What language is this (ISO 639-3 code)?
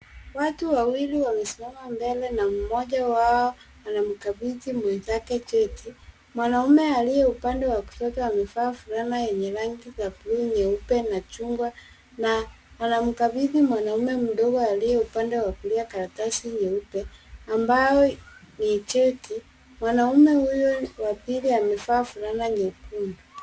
swa